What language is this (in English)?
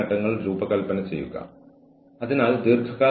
Malayalam